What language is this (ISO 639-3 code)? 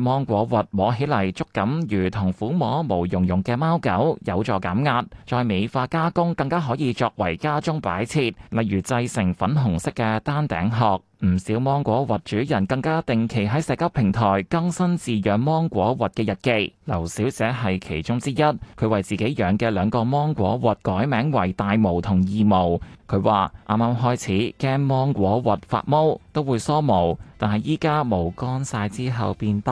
zho